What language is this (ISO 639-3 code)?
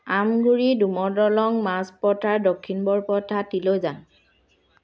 asm